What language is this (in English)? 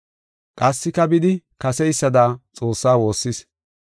Gofa